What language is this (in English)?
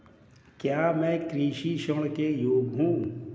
Hindi